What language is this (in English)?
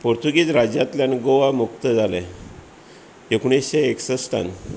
Konkani